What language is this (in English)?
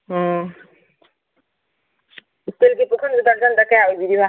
Manipuri